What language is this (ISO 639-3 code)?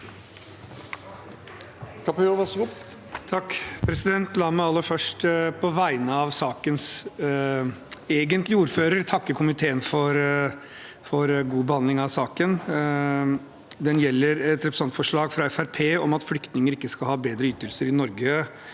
nor